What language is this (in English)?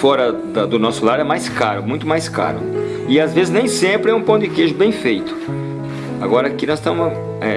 Portuguese